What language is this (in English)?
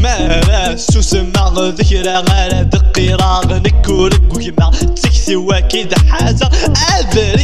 Arabic